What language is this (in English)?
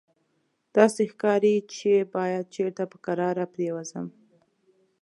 Pashto